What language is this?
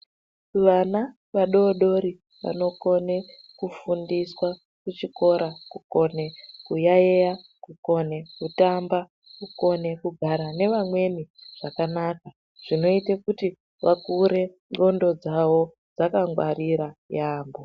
Ndau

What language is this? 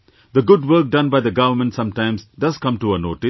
English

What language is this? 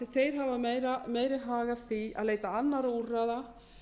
Icelandic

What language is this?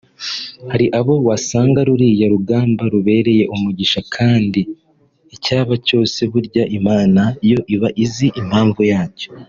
Kinyarwanda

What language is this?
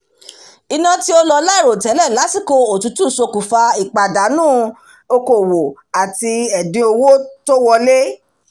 Yoruba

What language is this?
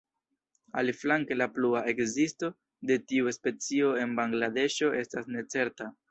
Esperanto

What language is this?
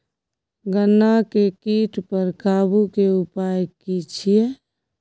Maithili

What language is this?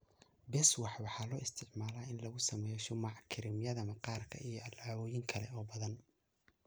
Somali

